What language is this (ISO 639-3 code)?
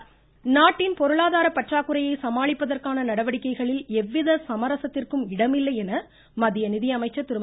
tam